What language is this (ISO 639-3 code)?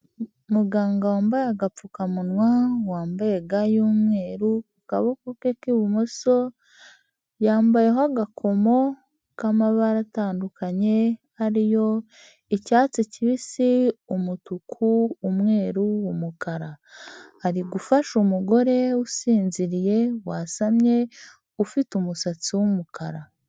kin